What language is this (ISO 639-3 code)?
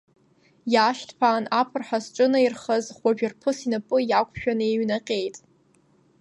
abk